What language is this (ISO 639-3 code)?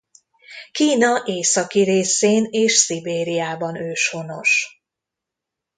hun